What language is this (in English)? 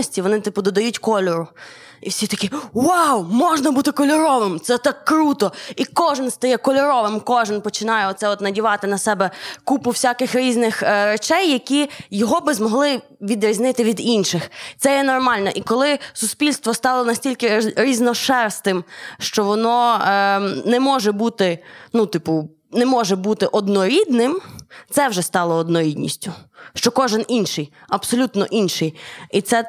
Ukrainian